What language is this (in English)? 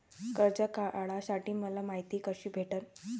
Marathi